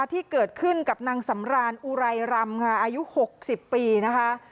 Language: Thai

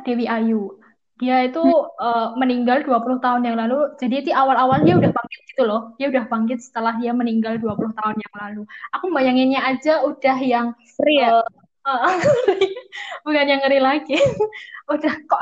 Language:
Indonesian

